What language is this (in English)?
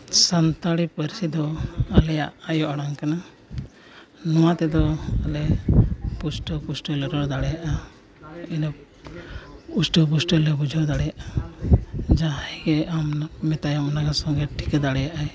Santali